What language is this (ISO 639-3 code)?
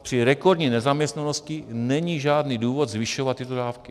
ces